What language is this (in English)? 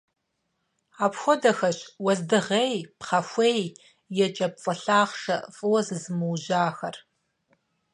Kabardian